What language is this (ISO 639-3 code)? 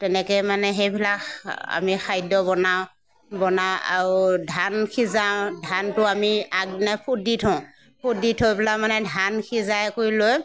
asm